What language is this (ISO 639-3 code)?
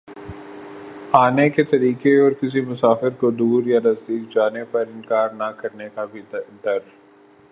urd